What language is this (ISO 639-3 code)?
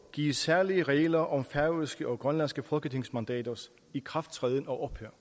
dan